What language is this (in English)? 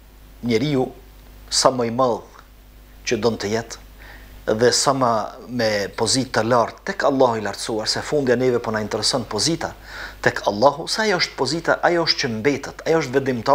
Romanian